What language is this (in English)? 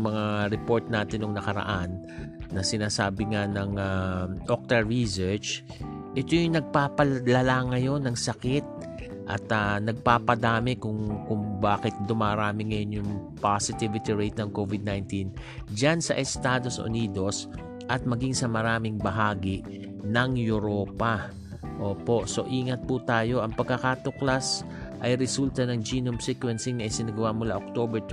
Filipino